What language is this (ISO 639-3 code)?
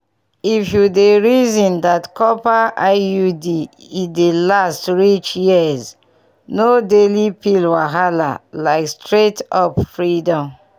pcm